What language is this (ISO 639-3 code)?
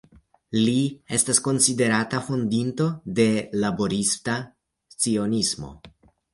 epo